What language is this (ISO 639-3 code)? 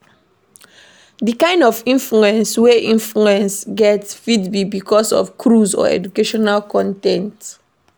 pcm